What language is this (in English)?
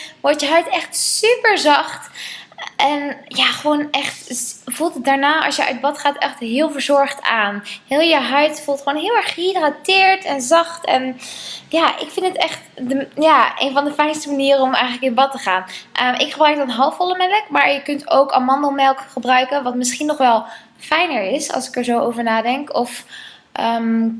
Dutch